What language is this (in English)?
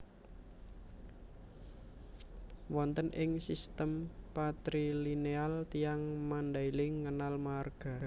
Javanese